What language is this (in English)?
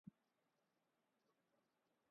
Urdu